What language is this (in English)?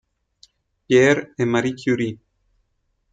Italian